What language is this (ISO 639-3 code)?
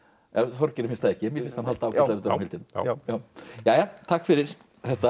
isl